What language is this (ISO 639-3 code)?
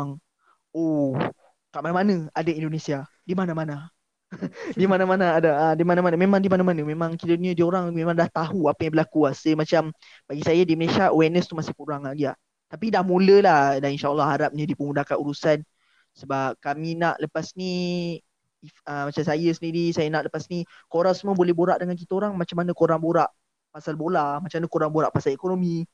msa